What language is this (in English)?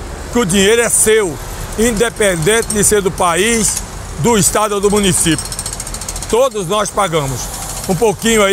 Portuguese